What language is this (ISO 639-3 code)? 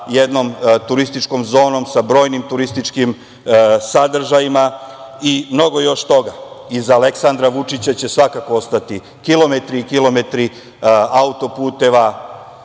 srp